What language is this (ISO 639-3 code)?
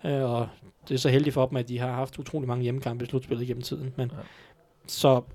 dan